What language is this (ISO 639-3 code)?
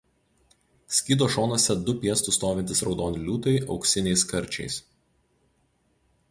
lit